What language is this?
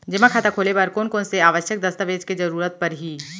Chhattisgarhi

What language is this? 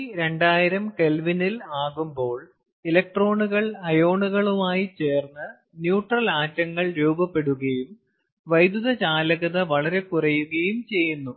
Malayalam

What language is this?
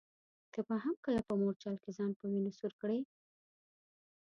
Pashto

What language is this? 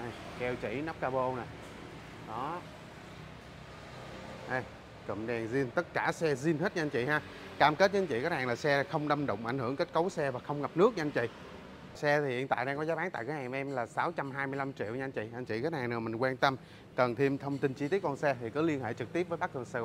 Vietnamese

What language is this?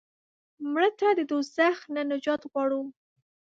Pashto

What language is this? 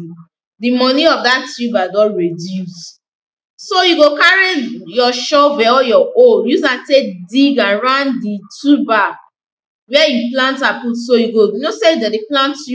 Nigerian Pidgin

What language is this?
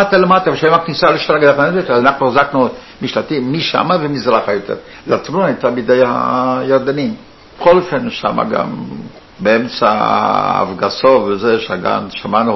Hebrew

